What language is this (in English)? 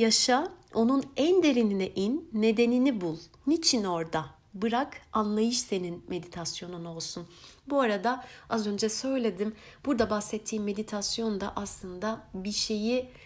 Turkish